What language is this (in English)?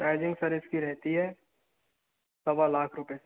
Hindi